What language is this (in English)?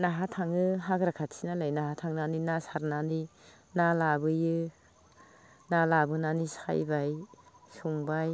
Bodo